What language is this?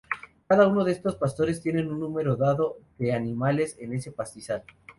Spanish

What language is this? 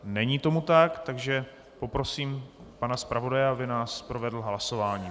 Czech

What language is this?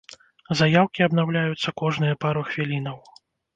Belarusian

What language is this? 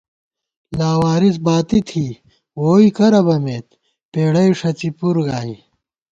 Gawar-Bati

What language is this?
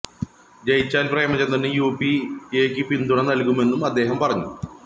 Malayalam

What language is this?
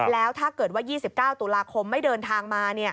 Thai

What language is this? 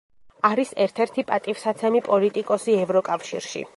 Georgian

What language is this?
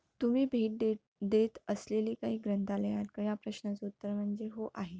Marathi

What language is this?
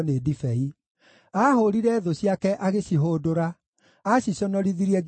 Kikuyu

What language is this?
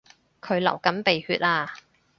Cantonese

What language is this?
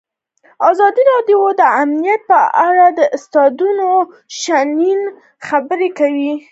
Pashto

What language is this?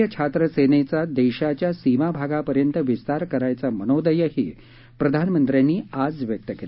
Marathi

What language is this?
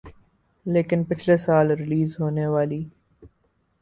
Urdu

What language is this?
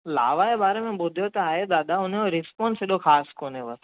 Sindhi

